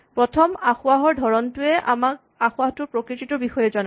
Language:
Assamese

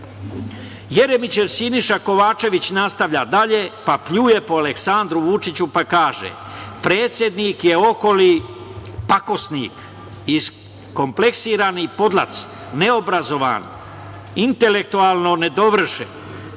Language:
Serbian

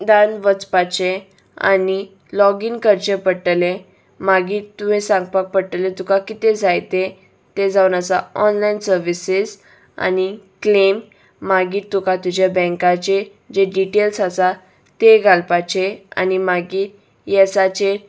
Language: Konkani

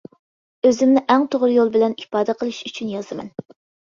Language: Uyghur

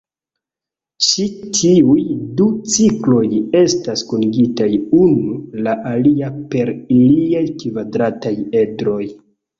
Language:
Esperanto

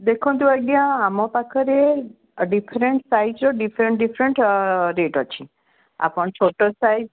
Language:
Odia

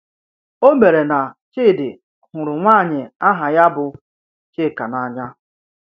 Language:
Igbo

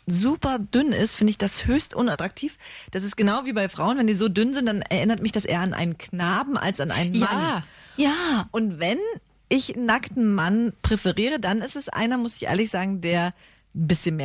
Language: German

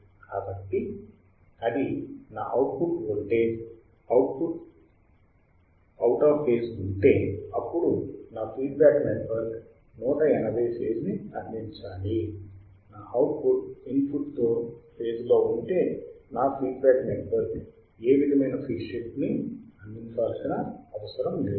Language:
Telugu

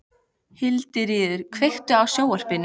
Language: Icelandic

